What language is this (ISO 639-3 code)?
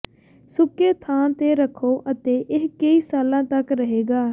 pan